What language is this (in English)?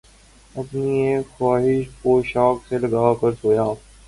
Urdu